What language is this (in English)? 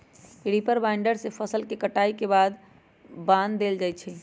Magahi